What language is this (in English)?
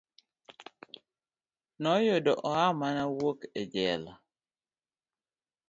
Luo (Kenya and Tanzania)